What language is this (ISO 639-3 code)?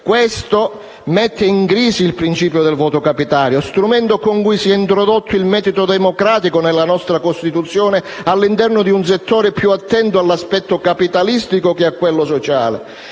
ita